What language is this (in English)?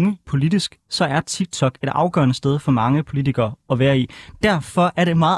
Danish